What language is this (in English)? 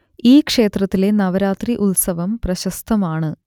Malayalam